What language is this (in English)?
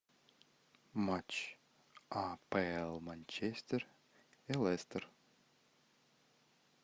Russian